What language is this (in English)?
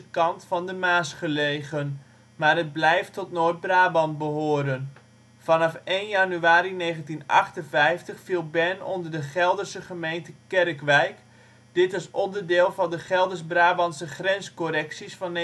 Dutch